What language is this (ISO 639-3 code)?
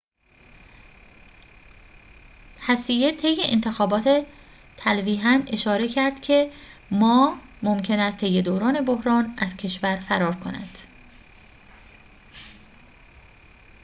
fas